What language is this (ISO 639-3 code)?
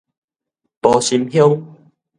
nan